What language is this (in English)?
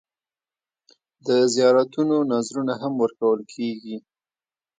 Pashto